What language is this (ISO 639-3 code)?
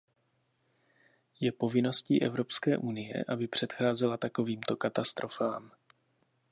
ces